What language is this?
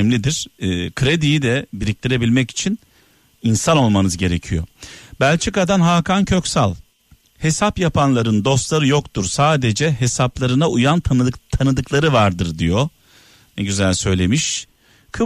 Turkish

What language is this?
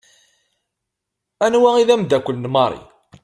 Kabyle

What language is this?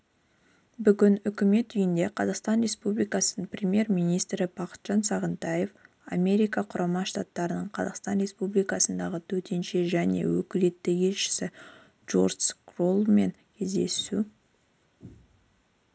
Kazakh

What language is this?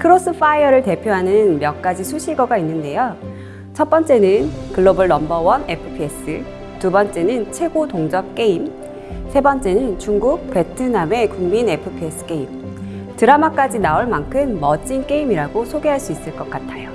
Korean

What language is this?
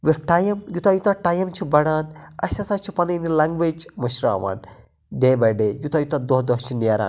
Kashmiri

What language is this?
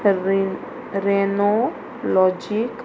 Konkani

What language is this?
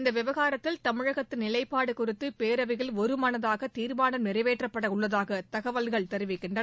Tamil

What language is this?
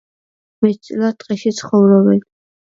Georgian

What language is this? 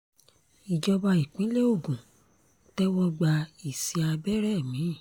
Yoruba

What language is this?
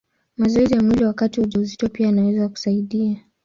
Swahili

